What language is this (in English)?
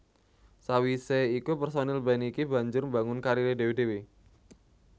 Javanese